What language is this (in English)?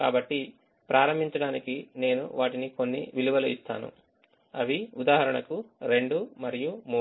Telugu